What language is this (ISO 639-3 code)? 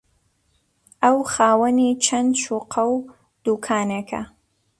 ckb